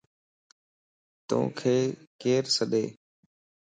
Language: Lasi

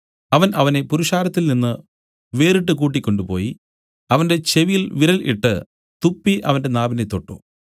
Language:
Malayalam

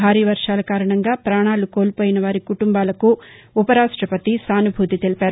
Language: Telugu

